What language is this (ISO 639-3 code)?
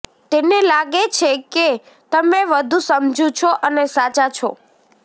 guj